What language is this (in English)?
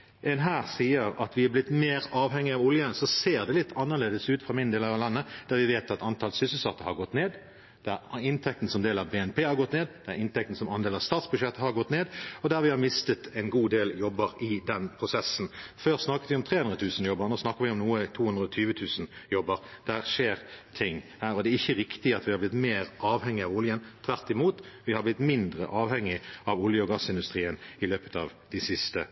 Norwegian Bokmål